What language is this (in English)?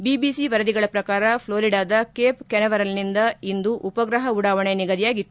Kannada